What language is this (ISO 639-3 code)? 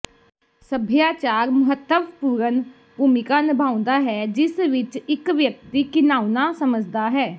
pan